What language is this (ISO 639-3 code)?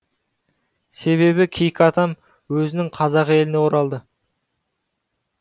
kaz